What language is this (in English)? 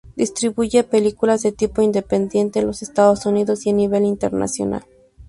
Spanish